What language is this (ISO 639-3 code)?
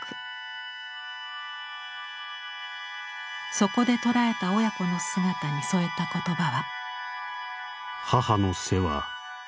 jpn